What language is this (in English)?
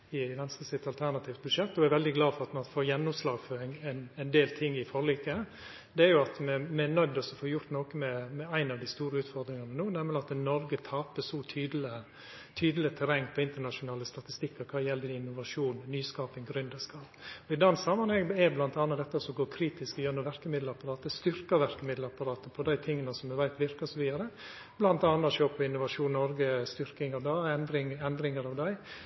Norwegian Nynorsk